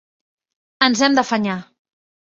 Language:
Catalan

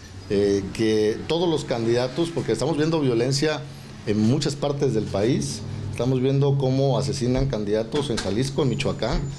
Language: Spanish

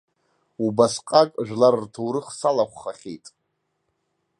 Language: Abkhazian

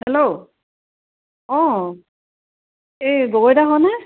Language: Assamese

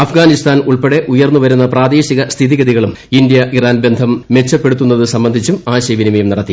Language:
Malayalam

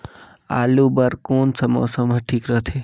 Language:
Chhattisgarhi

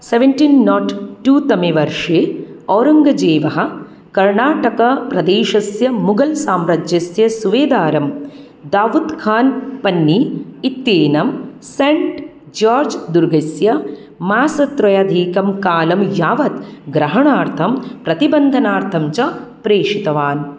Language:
Sanskrit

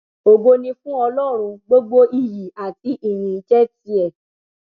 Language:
Yoruba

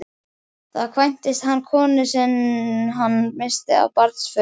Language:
Icelandic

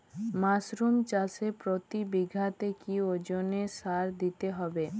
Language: Bangla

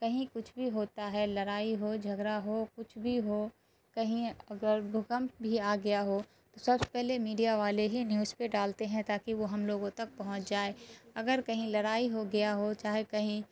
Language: Urdu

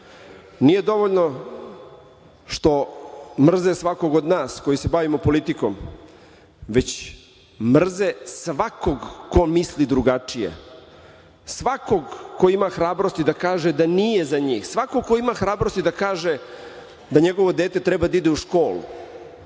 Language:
Serbian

